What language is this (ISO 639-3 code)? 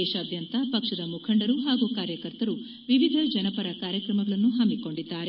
kan